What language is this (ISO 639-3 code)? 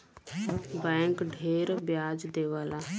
bho